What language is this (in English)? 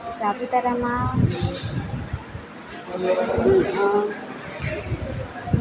Gujarati